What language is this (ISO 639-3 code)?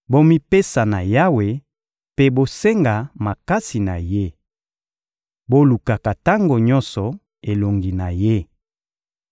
lin